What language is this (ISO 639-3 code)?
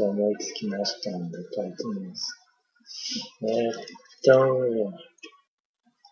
jpn